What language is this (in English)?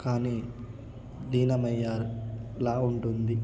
Telugu